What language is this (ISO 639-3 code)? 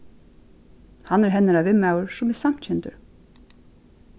fao